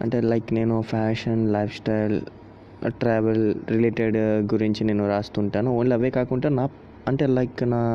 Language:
Telugu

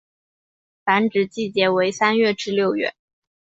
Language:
Chinese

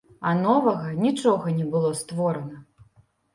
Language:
Belarusian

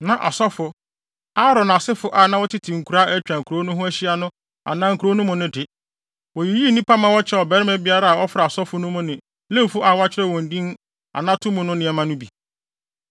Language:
Akan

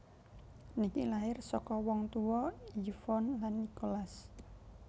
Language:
Javanese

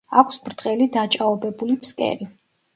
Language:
Georgian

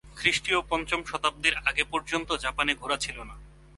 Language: Bangla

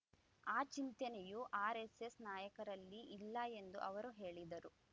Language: Kannada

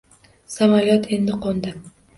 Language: Uzbek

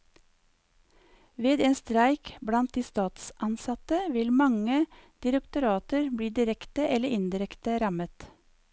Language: Norwegian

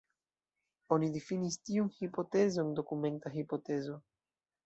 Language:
Esperanto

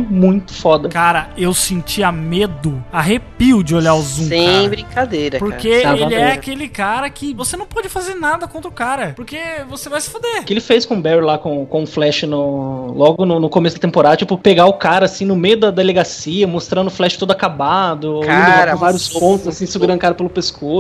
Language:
Portuguese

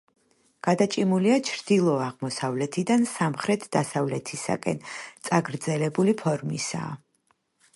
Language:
Georgian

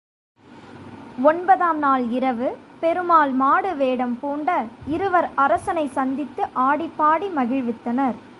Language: Tamil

